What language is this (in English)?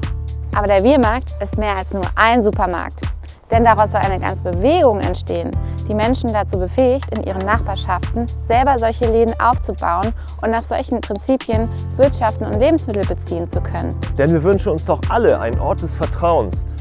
German